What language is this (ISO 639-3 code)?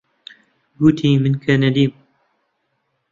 ckb